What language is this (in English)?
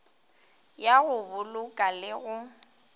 Northern Sotho